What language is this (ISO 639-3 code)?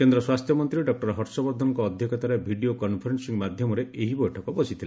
ori